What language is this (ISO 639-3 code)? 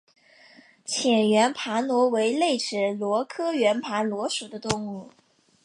zho